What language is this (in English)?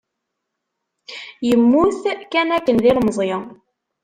Kabyle